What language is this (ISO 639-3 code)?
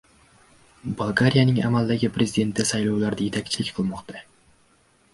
uzb